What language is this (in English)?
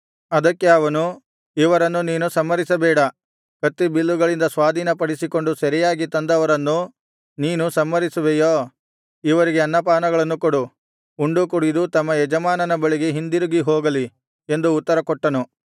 Kannada